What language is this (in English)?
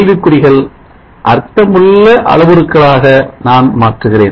Tamil